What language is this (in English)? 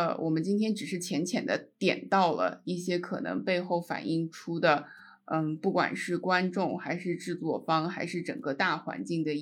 Chinese